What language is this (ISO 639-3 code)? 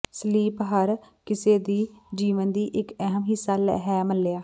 pan